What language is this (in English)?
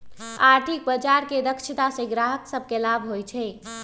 Magahi